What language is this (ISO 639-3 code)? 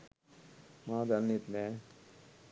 sin